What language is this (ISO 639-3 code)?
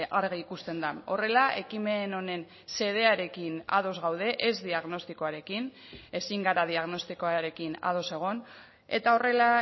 eus